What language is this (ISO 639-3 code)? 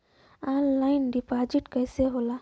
bho